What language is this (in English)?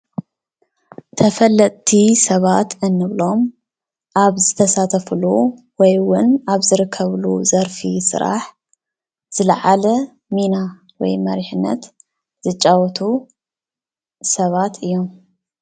Tigrinya